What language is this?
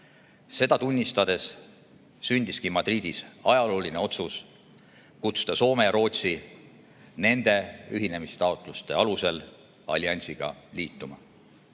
Estonian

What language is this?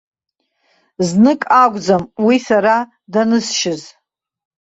Abkhazian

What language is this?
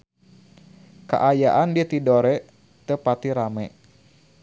Sundanese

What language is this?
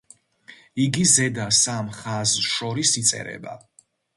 Georgian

